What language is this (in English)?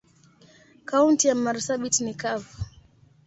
Swahili